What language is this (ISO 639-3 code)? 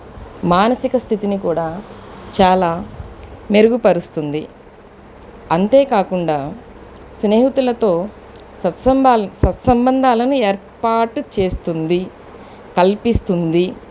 tel